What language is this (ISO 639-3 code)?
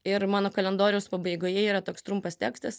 lit